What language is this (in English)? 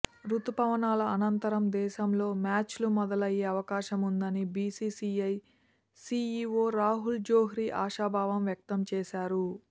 Telugu